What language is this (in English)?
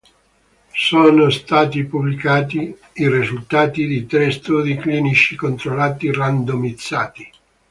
Italian